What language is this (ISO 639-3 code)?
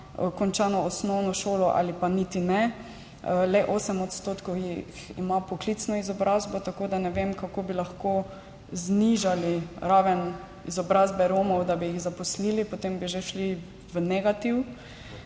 slv